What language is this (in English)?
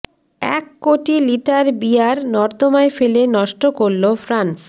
Bangla